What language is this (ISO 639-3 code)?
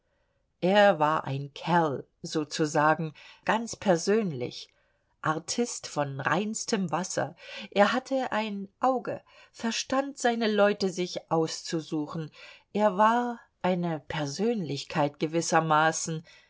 deu